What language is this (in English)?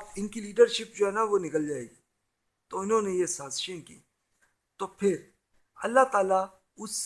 Urdu